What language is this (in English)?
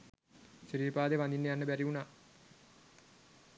Sinhala